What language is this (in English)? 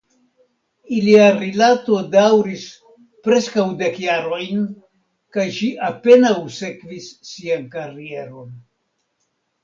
Esperanto